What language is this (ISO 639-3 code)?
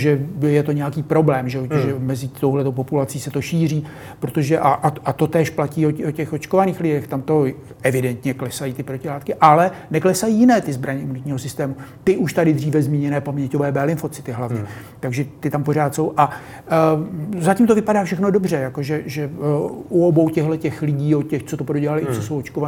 ces